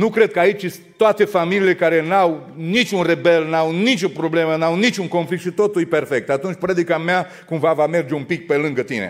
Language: Romanian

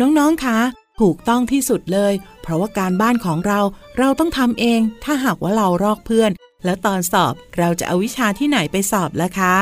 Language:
Thai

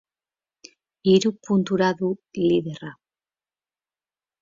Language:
Basque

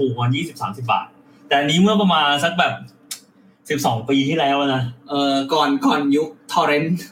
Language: Thai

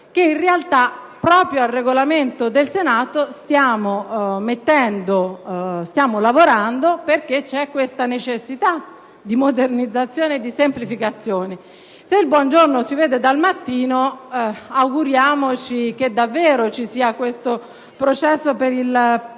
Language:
Italian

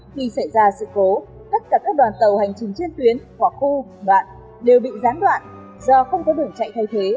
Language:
Vietnamese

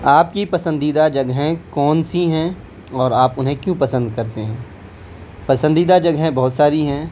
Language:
Urdu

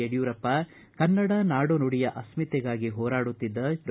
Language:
Kannada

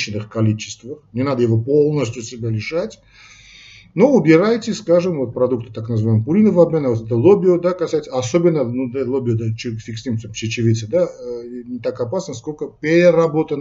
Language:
Russian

